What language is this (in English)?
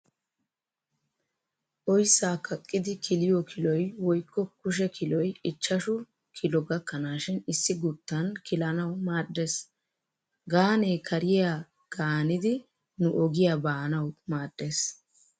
Wolaytta